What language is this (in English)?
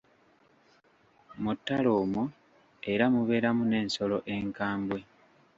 Ganda